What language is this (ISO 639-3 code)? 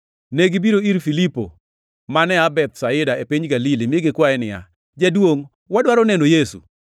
luo